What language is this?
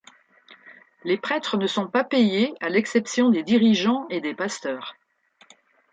French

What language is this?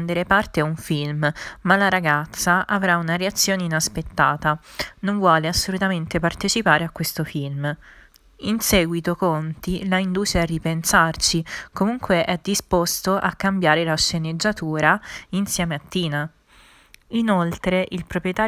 Italian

